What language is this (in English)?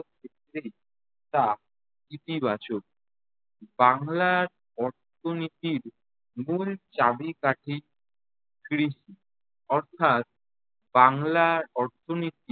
Bangla